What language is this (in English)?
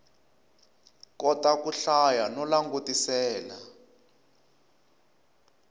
Tsonga